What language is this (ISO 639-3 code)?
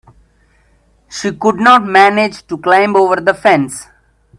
eng